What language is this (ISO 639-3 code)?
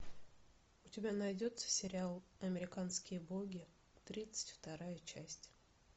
rus